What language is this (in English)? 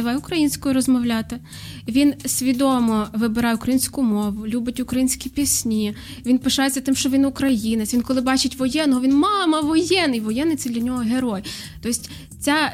Ukrainian